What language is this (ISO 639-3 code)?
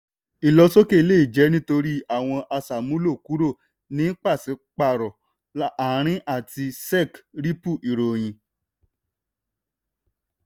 yor